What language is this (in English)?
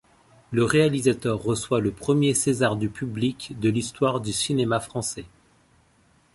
French